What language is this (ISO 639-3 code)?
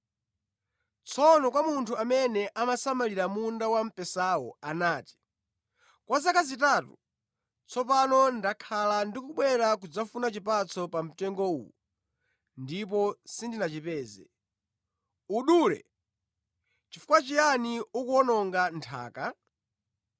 nya